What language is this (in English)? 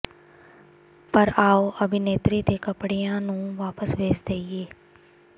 Punjabi